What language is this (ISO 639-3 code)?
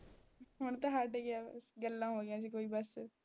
pan